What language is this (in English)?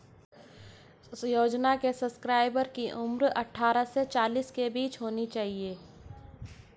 Hindi